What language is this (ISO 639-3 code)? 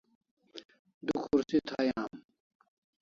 kls